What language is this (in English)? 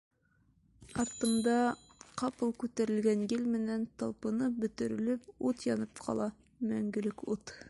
Bashkir